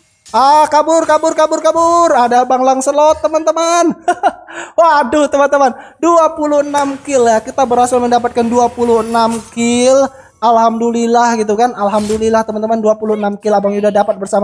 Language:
Indonesian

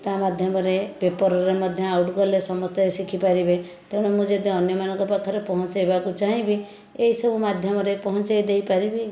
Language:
Odia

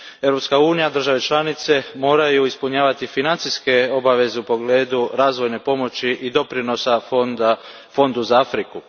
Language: Croatian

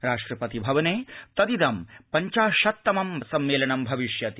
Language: Sanskrit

